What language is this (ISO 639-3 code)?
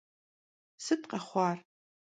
kbd